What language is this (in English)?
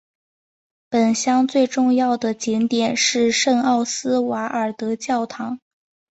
Chinese